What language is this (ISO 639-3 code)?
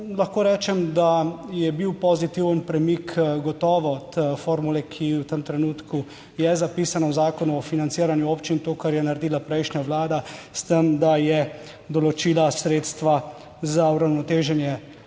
slv